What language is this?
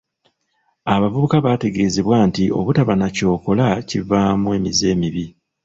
Ganda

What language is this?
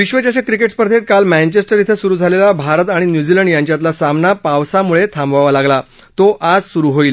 Marathi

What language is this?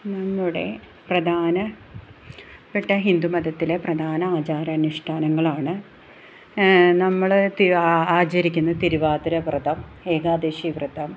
Malayalam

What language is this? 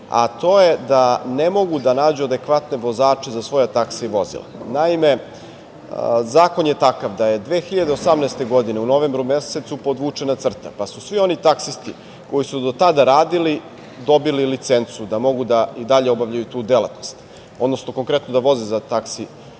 Serbian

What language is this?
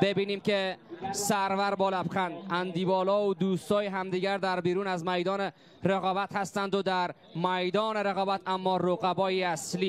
Persian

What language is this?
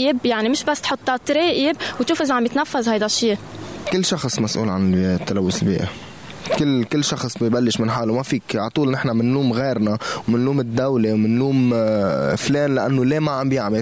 Arabic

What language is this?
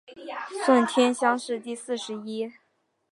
Chinese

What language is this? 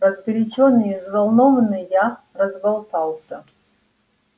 Russian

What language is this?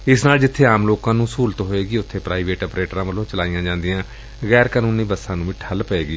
Punjabi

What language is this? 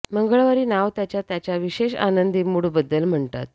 Marathi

